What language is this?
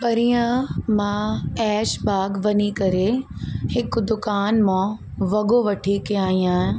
Sindhi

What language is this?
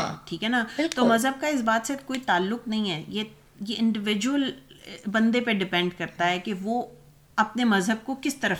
Urdu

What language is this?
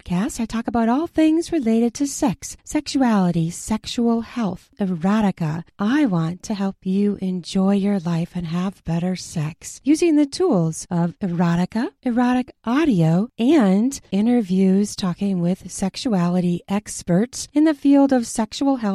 Filipino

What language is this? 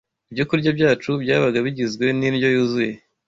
Kinyarwanda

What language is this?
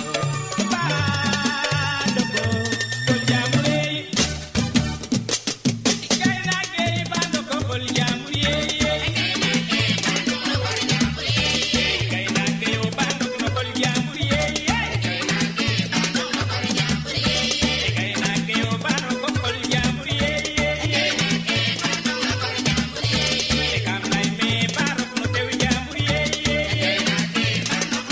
Serer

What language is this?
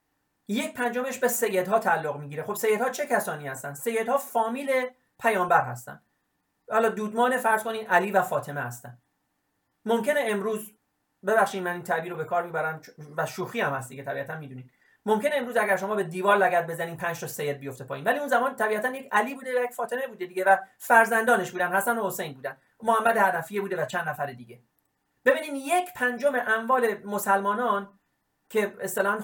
Persian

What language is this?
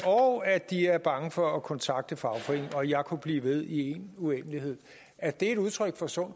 Danish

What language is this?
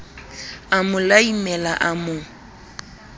Southern Sotho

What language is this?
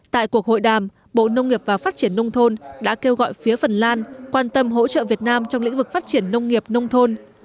Vietnamese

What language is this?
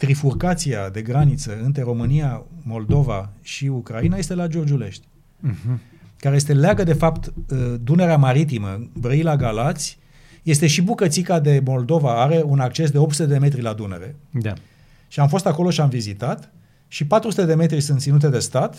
Romanian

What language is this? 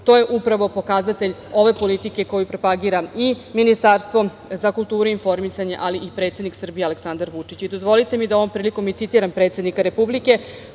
Serbian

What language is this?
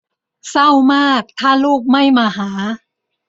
Thai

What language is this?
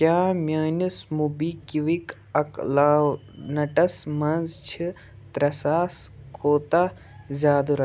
Kashmiri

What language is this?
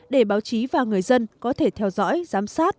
Vietnamese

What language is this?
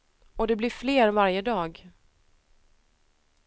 Swedish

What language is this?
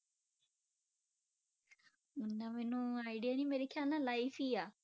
Punjabi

